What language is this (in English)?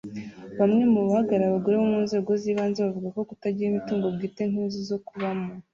Kinyarwanda